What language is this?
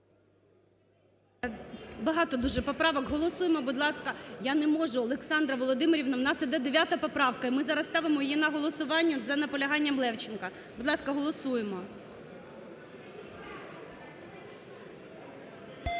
Ukrainian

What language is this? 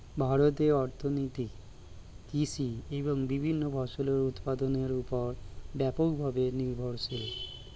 Bangla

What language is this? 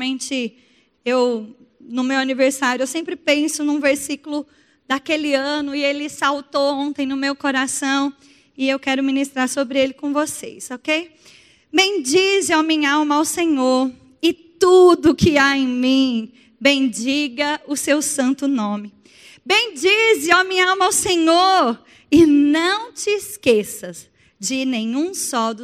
Portuguese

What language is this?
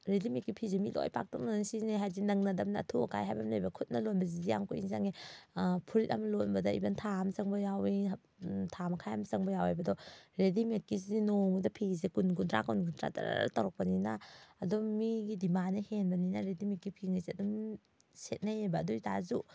Manipuri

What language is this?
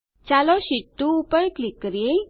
Gujarati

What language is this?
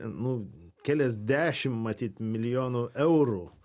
Lithuanian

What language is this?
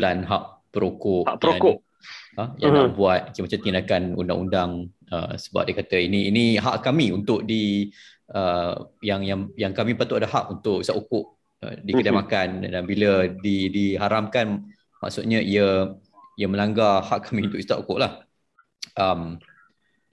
Malay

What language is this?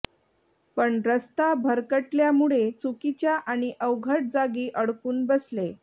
Marathi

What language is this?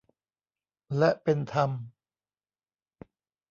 Thai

